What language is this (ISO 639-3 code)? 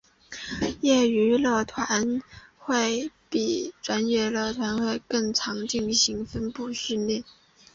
zho